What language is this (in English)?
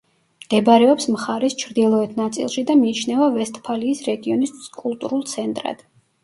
Georgian